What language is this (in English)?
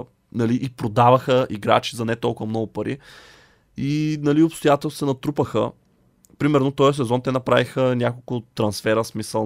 Bulgarian